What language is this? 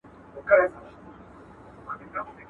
Pashto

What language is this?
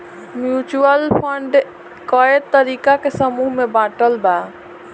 Bhojpuri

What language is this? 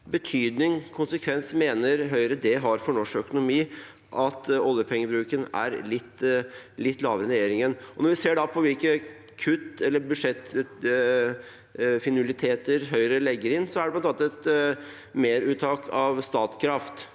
Norwegian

